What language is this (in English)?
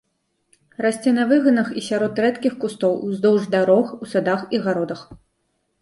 Belarusian